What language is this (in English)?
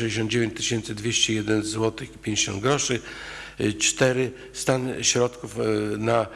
Polish